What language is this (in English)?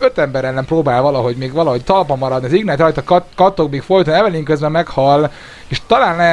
Hungarian